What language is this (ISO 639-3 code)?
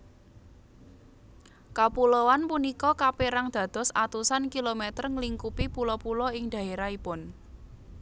jav